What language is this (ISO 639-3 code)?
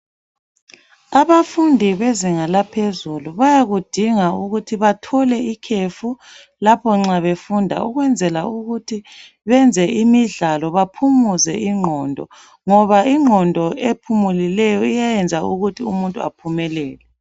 nde